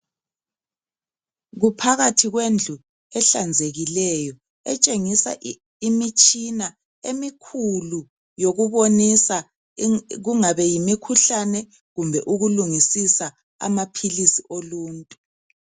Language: North Ndebele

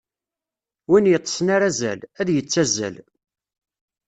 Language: Kabyle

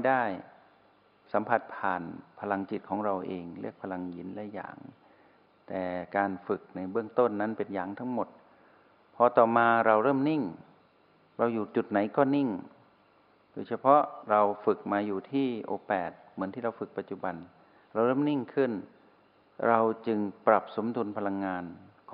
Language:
Thai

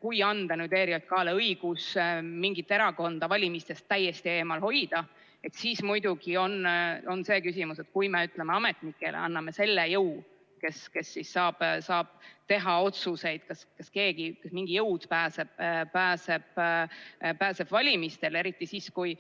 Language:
Estonian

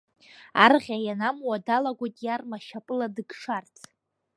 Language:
Abkhazian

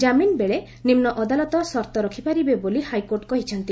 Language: Odia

